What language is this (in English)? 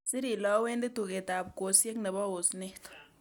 Kalenjin